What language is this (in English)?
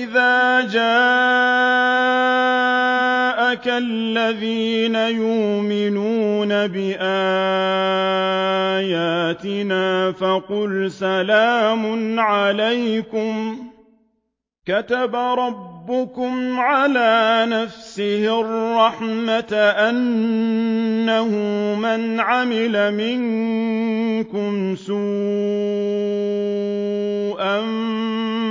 Arabic